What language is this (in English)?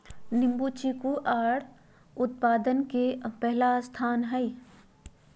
Magahi